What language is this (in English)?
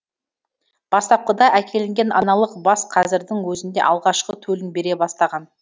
Kazakh